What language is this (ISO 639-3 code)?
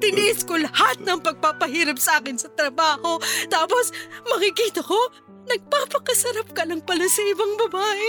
fil